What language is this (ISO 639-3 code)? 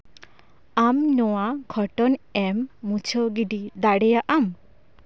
sat